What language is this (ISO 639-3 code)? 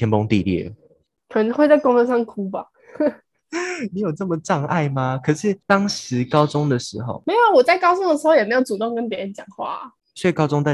zho